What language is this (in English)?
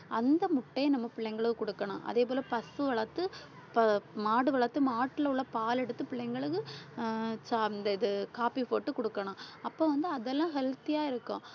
Tamil